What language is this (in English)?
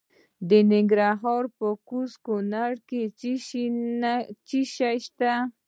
Pashto